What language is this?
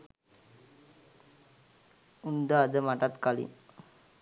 Sinhala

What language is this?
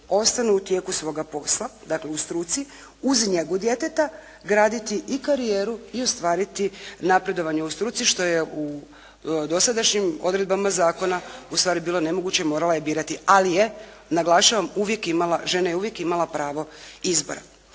Croatian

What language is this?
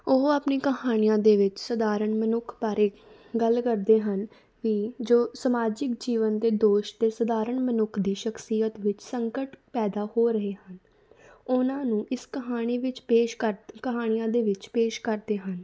Punjabi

